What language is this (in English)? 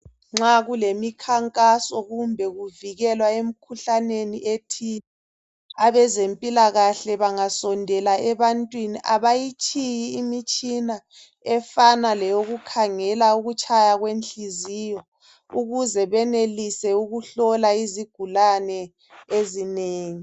North Ndebele